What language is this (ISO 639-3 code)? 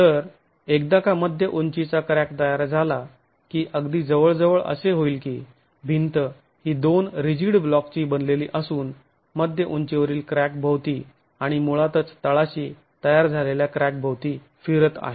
mar